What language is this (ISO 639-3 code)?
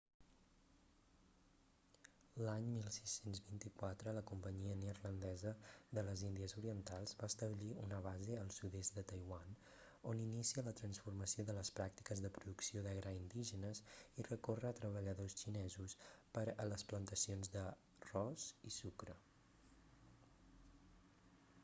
cat